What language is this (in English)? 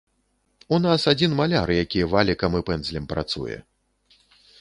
Belarusian